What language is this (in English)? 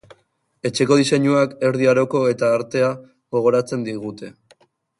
Basque